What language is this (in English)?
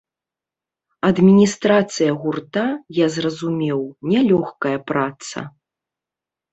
Belarusian